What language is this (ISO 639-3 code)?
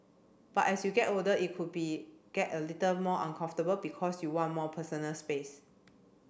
eng